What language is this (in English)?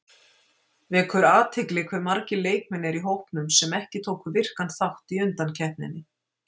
Icelandic